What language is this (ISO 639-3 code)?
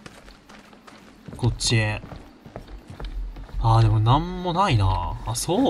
jpn